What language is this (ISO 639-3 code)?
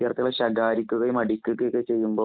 mal